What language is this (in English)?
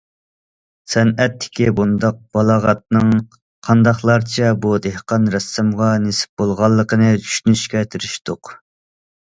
Uyghur